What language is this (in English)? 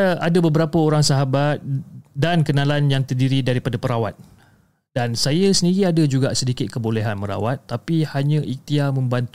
Malay